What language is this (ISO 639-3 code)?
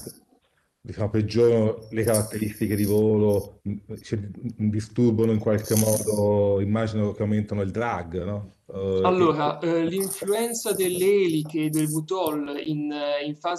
ita